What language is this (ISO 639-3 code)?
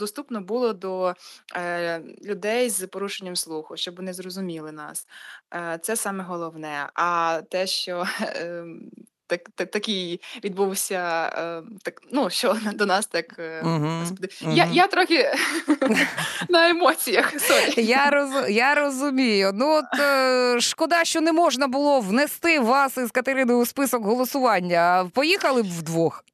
ukr